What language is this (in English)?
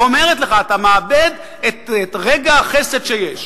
Hebrew